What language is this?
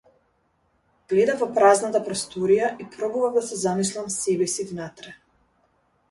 Macedonian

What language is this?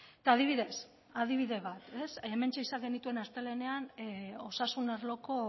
Basque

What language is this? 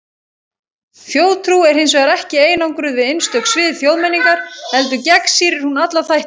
Icelandic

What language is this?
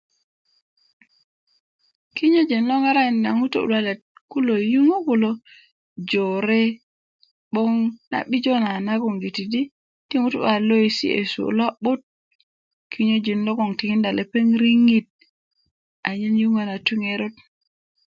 Kuku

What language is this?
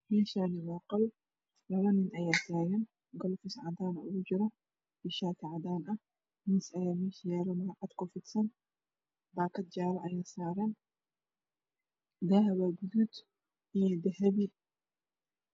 Somali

